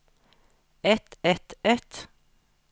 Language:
Norwegian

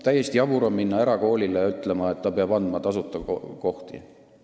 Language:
Estonian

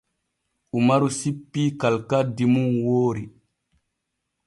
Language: Borgu Fulfulde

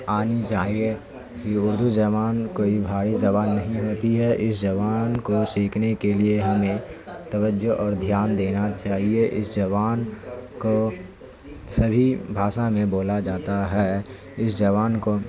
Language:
Urdu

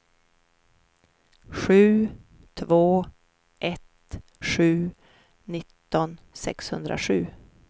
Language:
Swedish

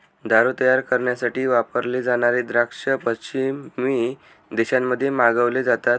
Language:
Marathi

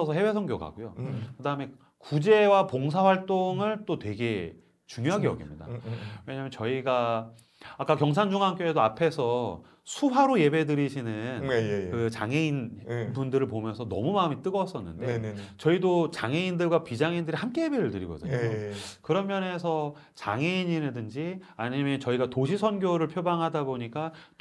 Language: Korean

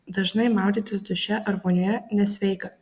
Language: Lithuanian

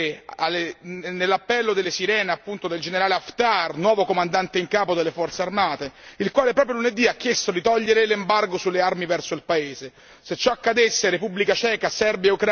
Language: Italian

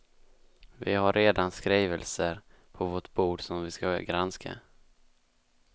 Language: Swedish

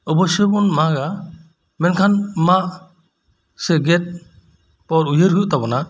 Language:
Santali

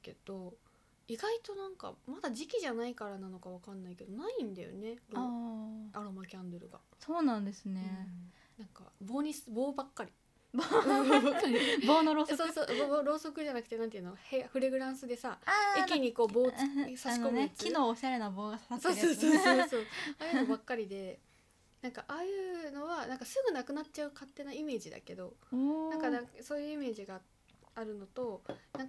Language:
Japanese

